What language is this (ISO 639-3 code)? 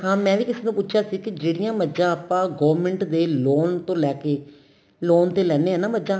pan